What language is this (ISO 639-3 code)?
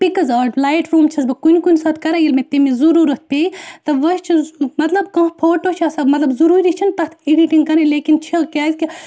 kas